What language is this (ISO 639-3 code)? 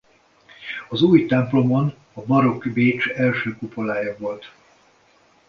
hun